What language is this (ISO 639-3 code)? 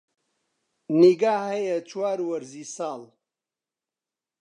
ckb